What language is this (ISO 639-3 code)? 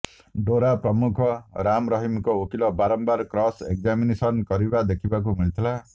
ori